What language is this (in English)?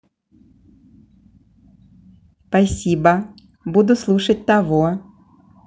Russian